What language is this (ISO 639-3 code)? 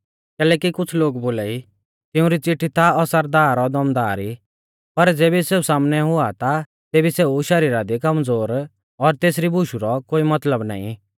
bfz